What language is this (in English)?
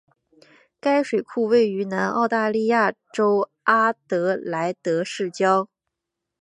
Chinese